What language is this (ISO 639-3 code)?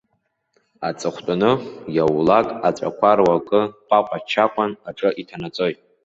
abk